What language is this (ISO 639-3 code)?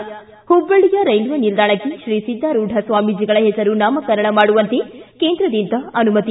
kan